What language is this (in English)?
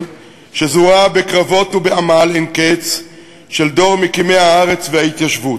Hebrew